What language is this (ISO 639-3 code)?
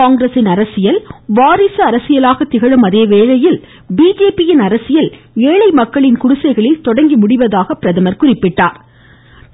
tam